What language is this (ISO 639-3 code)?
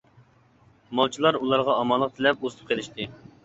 uig